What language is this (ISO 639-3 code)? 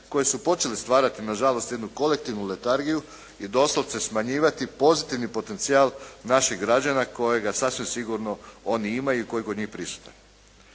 hrv